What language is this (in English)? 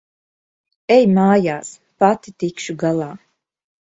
Latvian